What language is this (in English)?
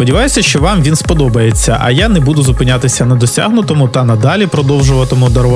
Ukrainian